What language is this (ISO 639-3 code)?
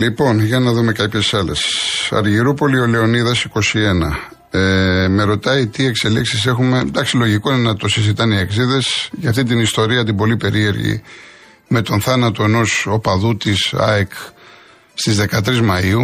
ell